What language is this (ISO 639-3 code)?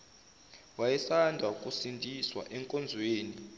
zul